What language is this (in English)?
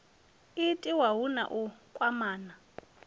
Venda